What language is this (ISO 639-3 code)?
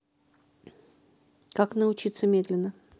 rus